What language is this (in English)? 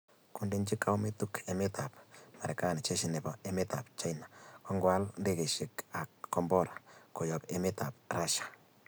Kalenjin